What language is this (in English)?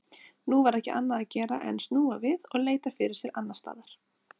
Icelandic